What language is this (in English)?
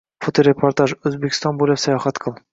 Uzbek